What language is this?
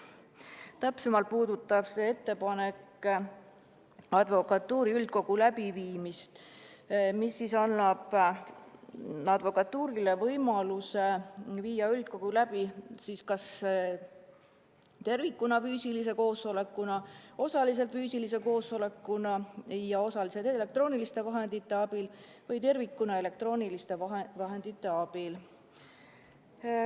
Estonian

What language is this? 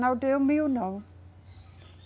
Portuguese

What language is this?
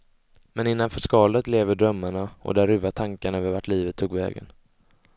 Swedish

